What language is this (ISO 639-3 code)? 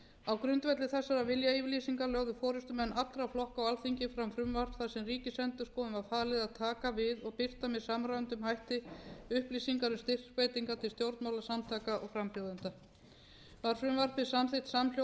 isl